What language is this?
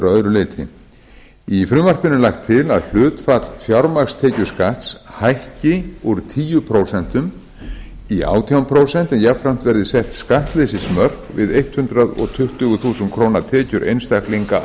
Icelandic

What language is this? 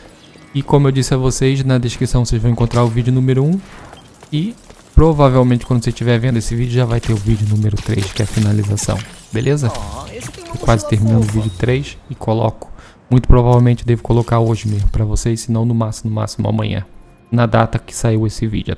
Portuguese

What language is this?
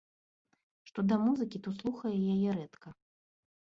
Belarusian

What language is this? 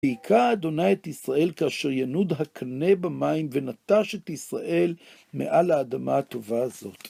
Hebrew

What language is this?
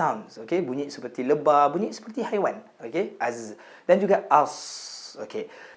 Malay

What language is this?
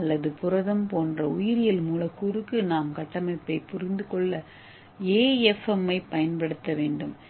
Tamil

